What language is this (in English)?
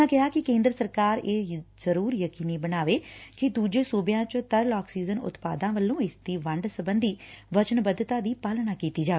Punjabi